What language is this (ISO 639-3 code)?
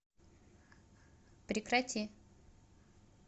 rus